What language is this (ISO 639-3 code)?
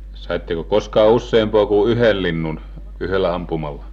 fin